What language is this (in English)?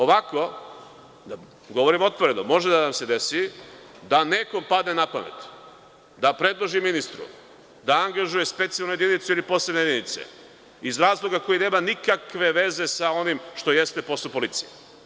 Serbian